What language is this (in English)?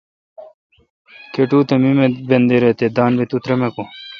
Kalkoti